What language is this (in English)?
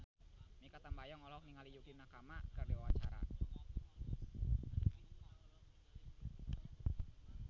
Sundanese